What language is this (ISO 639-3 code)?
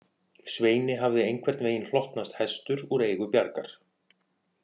isl